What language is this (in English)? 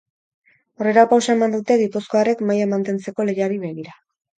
Basque